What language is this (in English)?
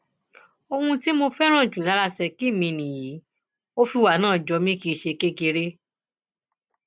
Yoruba